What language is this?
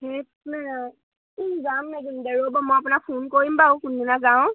Assamese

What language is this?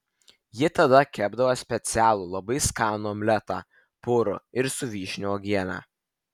Lithuanian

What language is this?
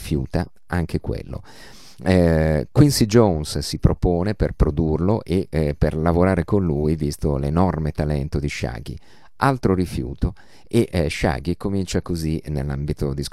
Italian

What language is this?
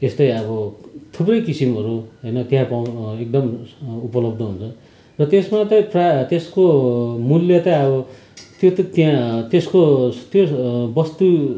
Nepali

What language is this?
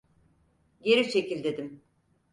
Turkish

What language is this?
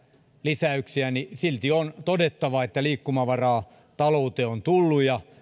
Finnish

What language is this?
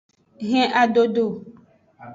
Aja (Benin)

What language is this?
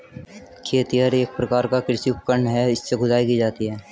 Hindi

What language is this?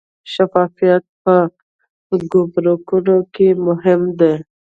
Pashto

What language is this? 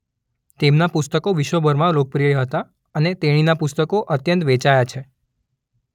Gujarati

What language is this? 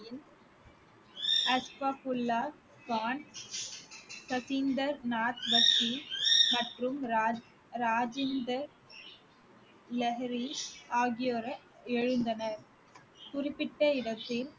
Tamil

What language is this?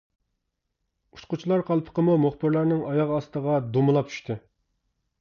Uyghur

